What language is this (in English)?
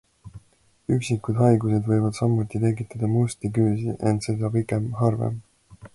Estonian